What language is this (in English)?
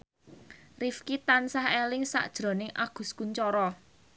Javanese